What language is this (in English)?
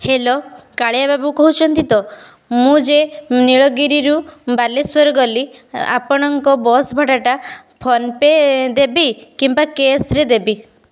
Odia